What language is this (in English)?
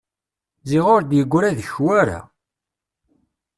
Kabyle